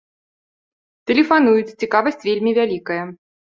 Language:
Belarusian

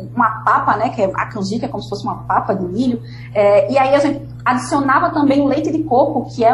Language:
Portuguese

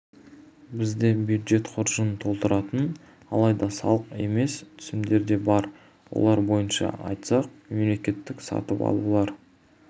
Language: Kazakh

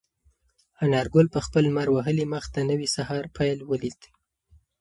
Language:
Pashto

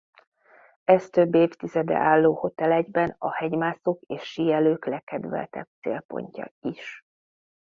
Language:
Hungarian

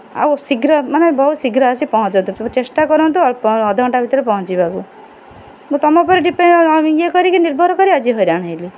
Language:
Odia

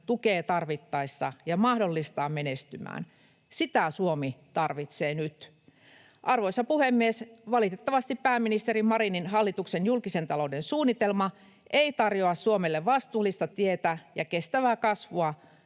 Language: Finnish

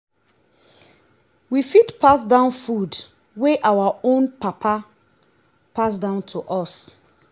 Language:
Nigerian Pidgin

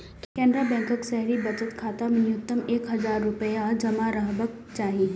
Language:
Maithili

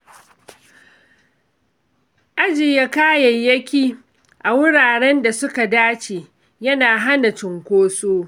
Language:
Hausa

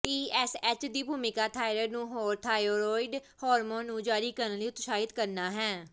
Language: Punjabi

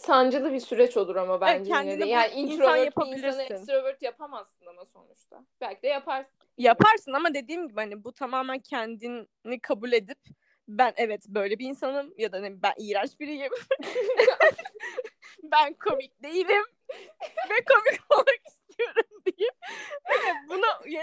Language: Turkish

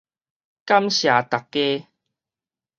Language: Min Nan Chinese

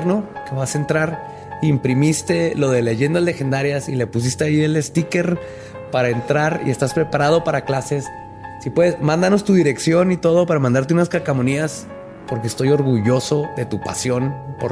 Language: Spanish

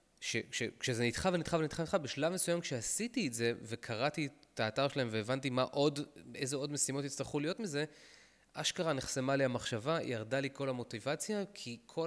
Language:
Hebrew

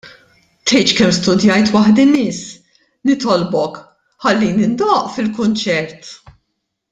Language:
Maltese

